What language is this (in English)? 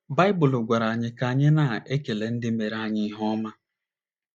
Igbo